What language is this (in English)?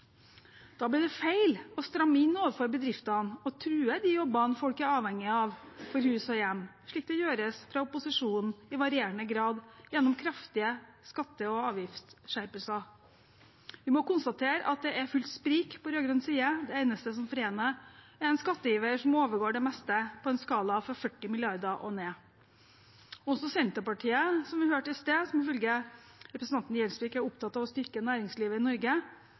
Norwegian Bokmål